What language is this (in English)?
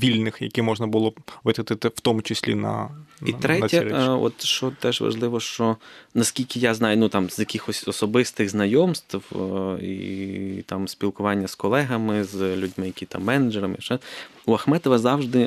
Ukrainian